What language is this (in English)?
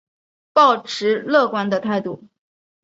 Chinese